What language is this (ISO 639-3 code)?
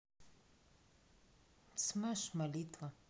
rus